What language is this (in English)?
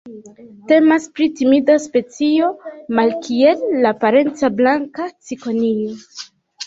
Esperanto